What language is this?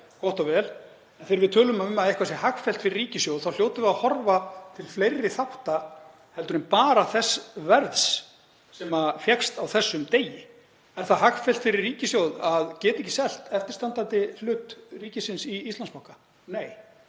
Icelandic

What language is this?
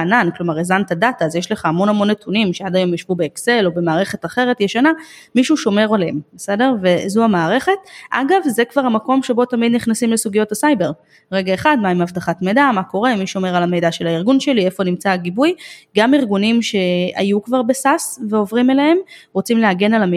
Hebrew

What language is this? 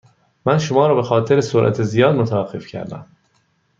Persian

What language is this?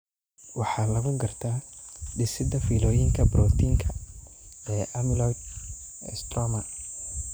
Somali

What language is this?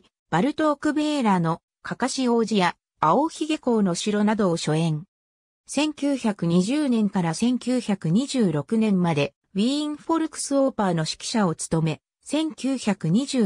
Japanese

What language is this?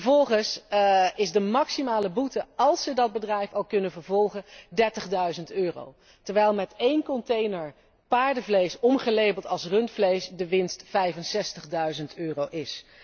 Dutch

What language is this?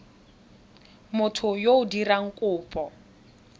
Tswana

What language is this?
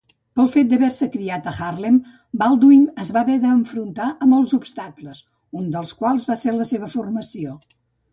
Catalan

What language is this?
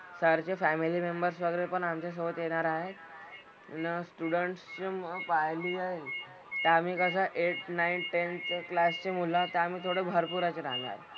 Marathi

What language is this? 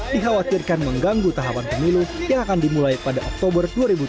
Indonesian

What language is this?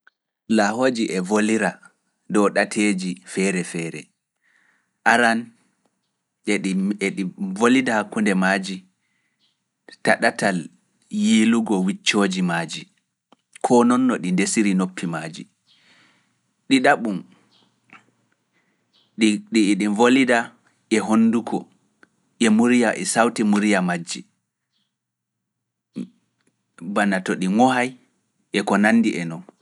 Fula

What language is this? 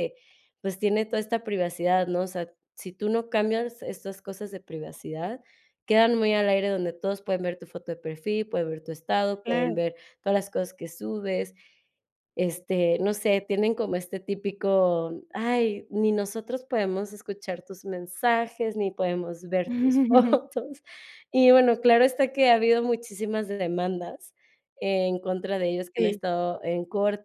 Spanish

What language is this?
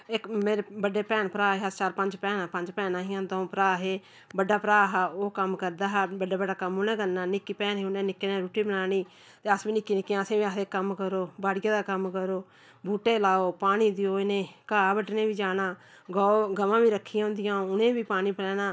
Dogri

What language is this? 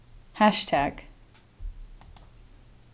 Faroese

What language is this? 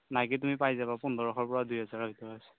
Assamese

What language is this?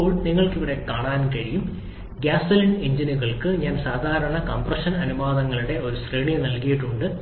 Malayalam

